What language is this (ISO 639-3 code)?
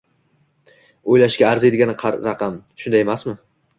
uzb